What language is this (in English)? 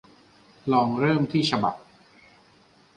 Thai